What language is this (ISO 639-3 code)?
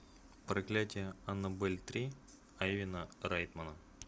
rus